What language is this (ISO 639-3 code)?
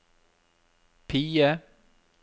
nor